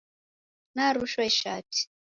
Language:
Taita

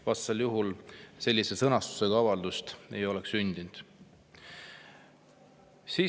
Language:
Estonian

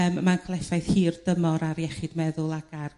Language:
Welsh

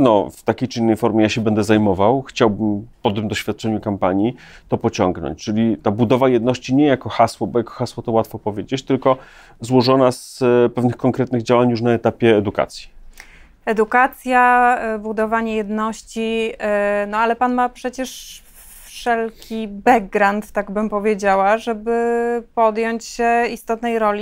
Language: Polish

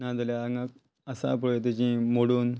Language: Konkani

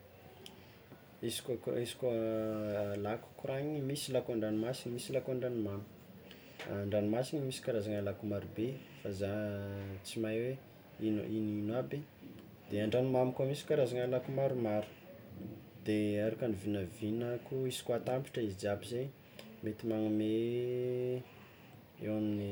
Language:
Tsimihety Malagasy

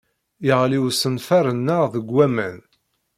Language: Kabyle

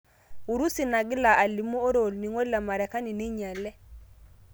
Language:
Masai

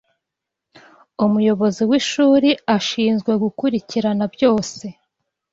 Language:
Kinyarwanda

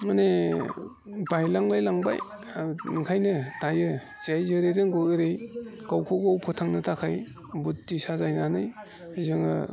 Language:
Bodo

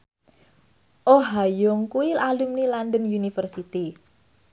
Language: Javanese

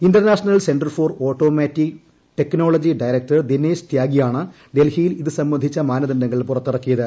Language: Malayalam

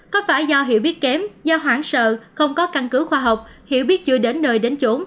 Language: Vietnamese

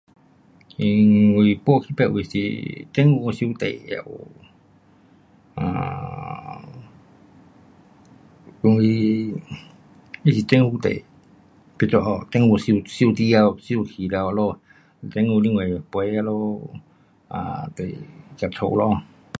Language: Pu-Xian Chinese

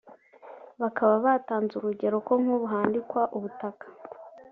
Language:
Kinyarwanda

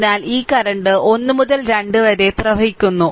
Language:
Malayalam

